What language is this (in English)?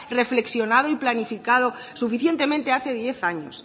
Spanish